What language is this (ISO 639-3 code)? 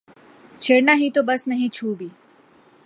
urd